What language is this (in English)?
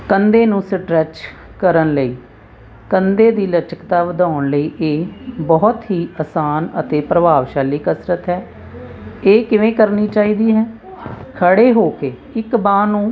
Punjabi